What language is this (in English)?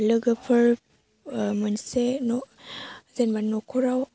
Bodo